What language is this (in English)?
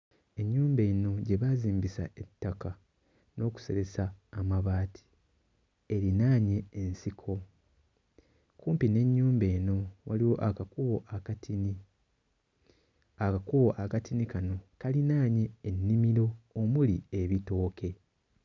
Ganda